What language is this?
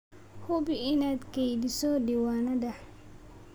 Somali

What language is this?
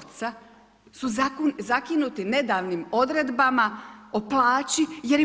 Croatian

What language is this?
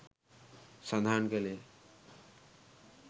Sinhala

